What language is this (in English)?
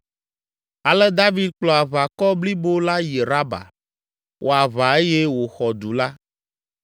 Ewe